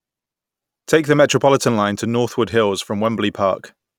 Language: English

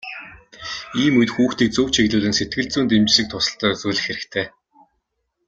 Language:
Mongolian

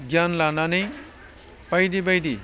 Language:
Bodo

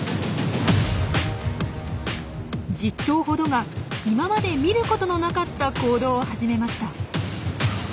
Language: Japanese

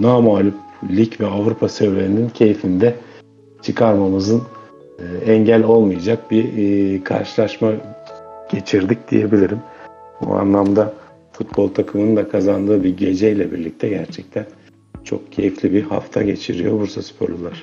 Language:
Turkish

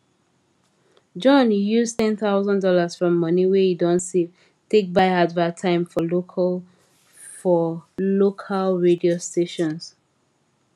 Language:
Nigerian Pidgin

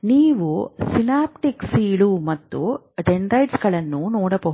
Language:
Kannada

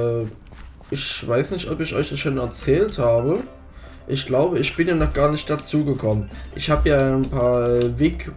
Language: German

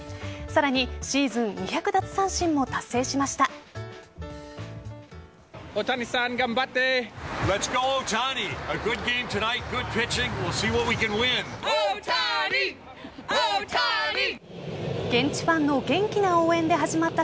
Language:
Japanese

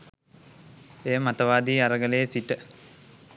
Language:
Sinhala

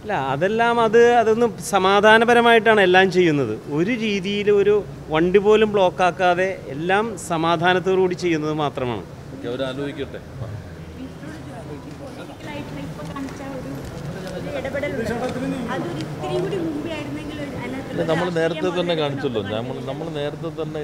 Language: Turkish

